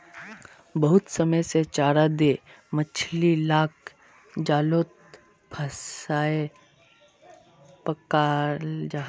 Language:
Magahi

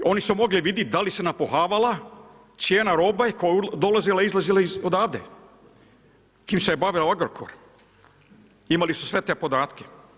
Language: Croatian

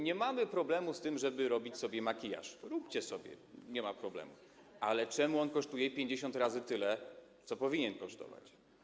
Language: Polish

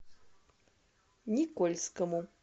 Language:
Russian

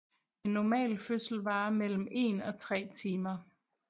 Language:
Danish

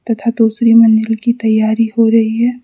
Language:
Hindi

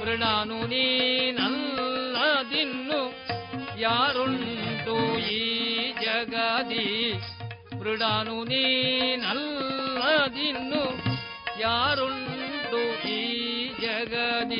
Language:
Kannada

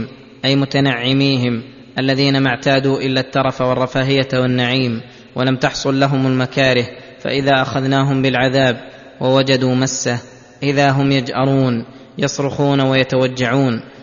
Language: Arabic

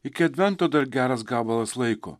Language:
Lithuanian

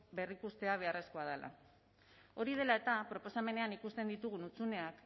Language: Basque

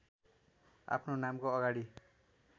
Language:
Nepali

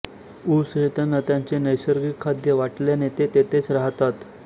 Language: Marathi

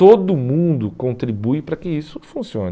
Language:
Portuguese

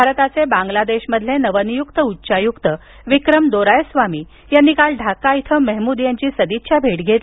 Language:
Marathi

